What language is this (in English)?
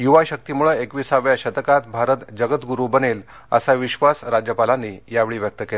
Marathi